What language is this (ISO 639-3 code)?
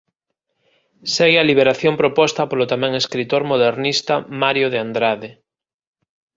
glg